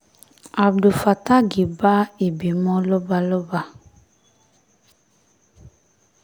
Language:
Yoruba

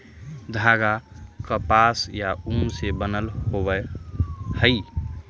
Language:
Magahi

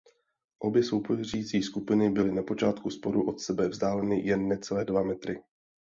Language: Czech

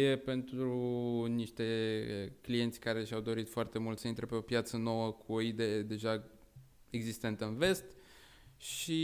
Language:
Romanian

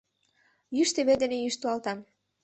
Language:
Mari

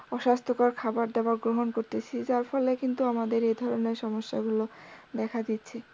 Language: Bangla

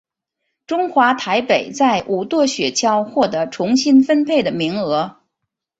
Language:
Chinese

